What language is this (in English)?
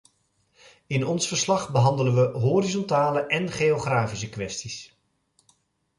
Dutch